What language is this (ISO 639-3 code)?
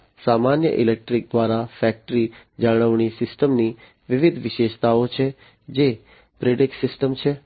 guj